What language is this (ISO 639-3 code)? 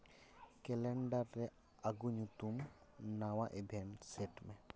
sat